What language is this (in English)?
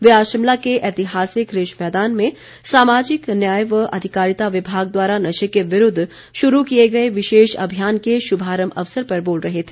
Hindi